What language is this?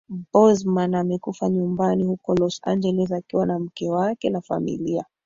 Swahili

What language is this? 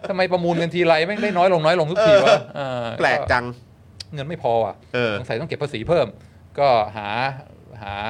Thai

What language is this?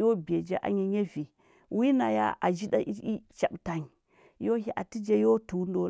Huba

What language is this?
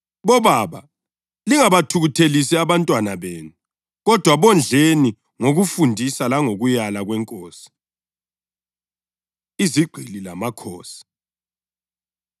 North Ndebele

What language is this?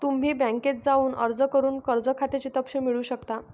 Marathi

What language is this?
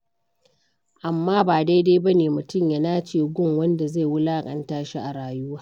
Hausa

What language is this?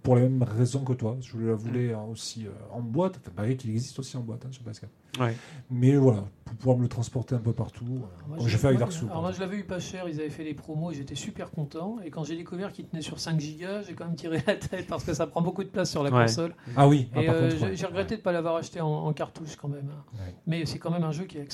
French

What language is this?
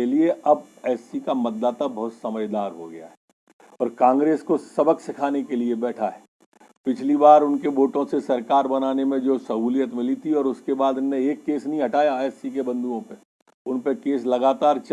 Hindi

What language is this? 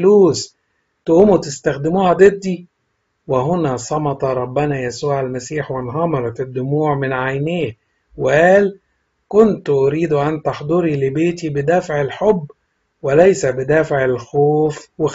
Arabic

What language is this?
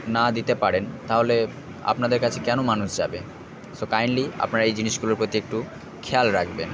Bangla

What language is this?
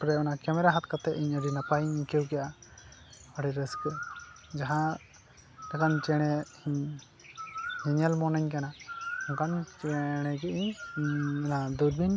Santali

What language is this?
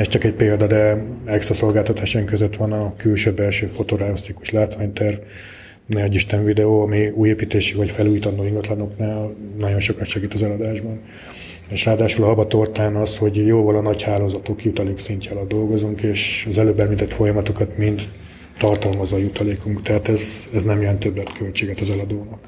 Hungarian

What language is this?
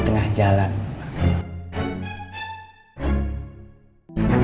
Indonesian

